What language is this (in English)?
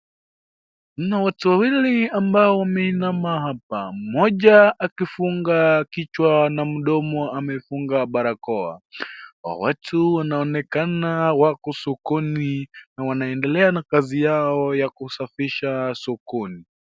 Swahili